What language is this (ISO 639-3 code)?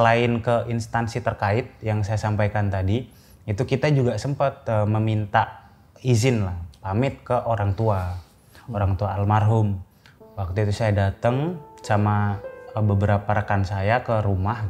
ind